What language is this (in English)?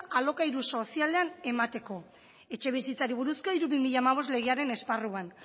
Basque